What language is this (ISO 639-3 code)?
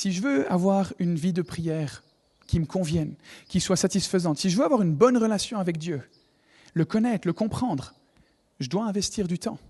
fra